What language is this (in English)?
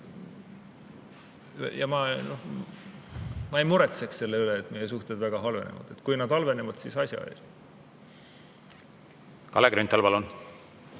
Estonian